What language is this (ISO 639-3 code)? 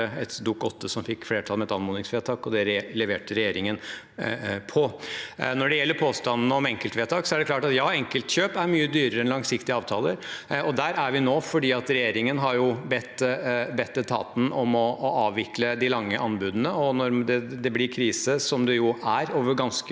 nor